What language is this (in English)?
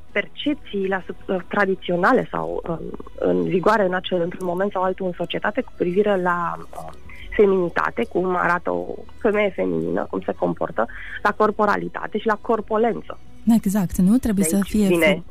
Romanian